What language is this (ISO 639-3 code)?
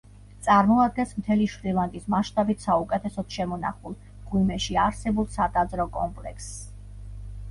kat